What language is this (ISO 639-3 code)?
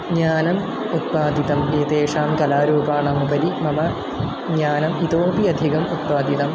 san